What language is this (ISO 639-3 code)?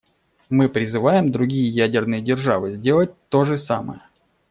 rus